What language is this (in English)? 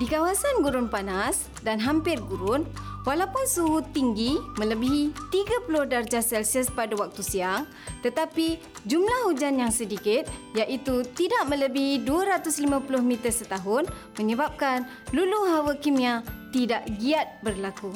Malay